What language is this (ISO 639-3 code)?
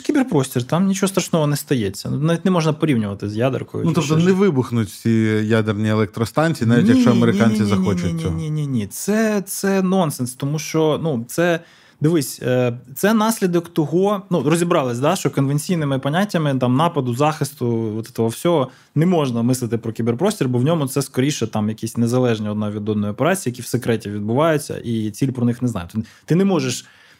ukr